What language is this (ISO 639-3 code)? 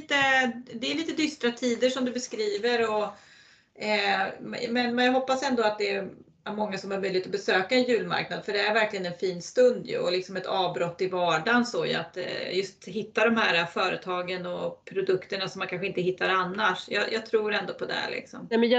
swe